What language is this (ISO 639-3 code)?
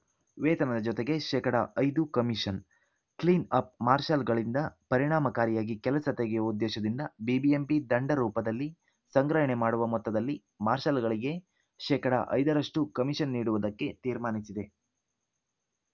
kan